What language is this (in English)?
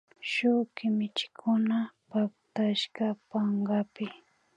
Imbabura Highland Quichua